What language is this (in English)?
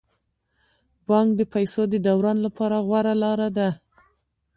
Pashto